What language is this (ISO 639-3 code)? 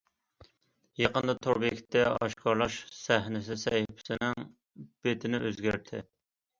uig